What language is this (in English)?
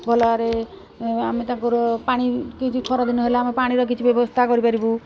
Odia